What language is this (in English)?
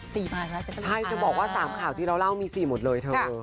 Thai